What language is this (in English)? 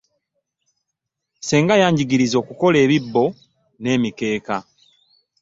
Ganda